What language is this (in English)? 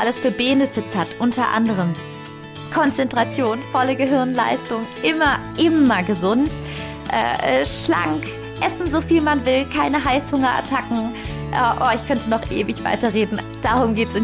German